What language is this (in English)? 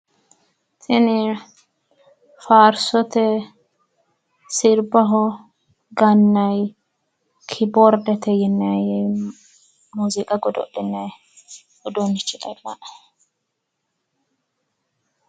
Sidamo